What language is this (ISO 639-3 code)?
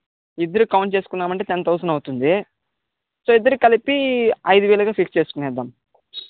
tel